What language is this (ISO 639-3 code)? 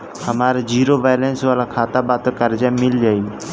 bho